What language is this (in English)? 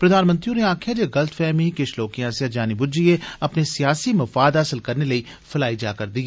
Dogri